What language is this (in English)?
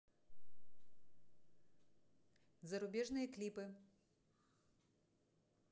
Russian